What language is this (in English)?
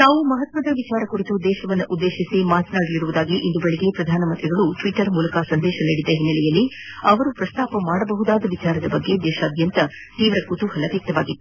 Kannada